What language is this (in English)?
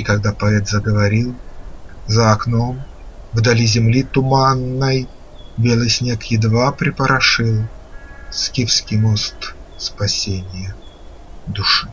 Russian